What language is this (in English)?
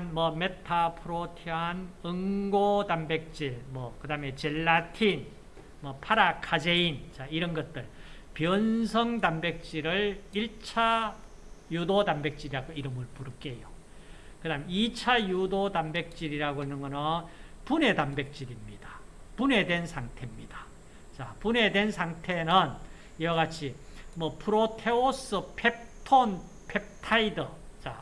Korean